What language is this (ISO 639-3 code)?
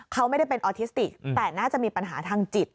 tha